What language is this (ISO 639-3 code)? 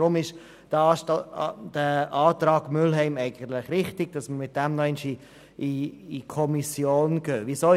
gsw